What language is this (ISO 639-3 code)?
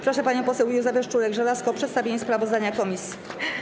pol